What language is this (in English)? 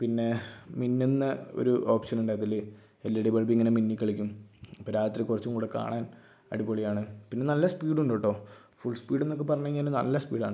Malayalam